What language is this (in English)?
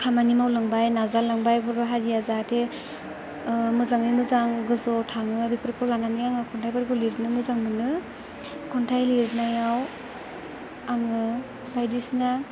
Bodo